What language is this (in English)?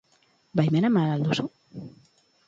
Basque